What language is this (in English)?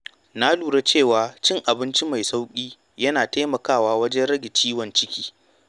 Hausa